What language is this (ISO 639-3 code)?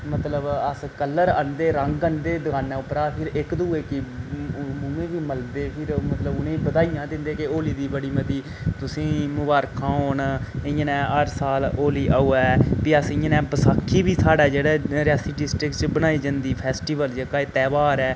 doi